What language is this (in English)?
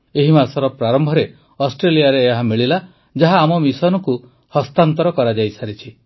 Odia